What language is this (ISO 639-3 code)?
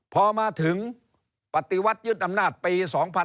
tha